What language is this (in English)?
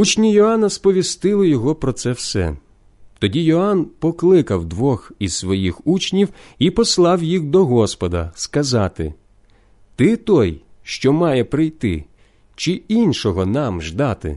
Ukrainian